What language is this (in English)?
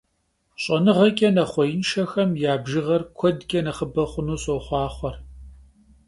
Kabardian